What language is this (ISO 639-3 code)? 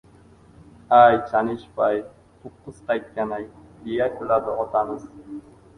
uzb